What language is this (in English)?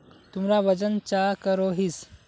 Magahi